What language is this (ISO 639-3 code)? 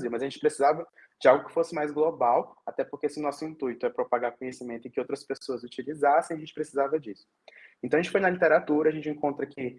por